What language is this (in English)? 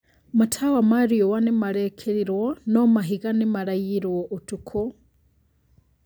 Kikuyu